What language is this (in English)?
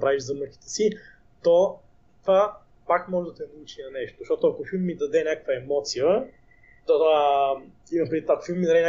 Bulgarian